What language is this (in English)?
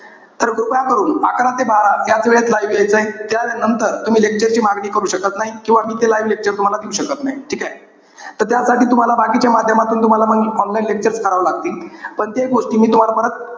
Marathi